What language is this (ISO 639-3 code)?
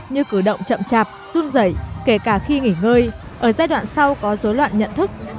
vie